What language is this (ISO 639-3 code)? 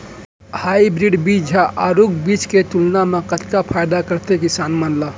hne